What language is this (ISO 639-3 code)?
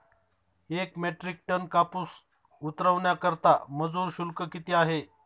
mar